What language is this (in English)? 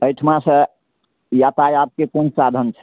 Maithili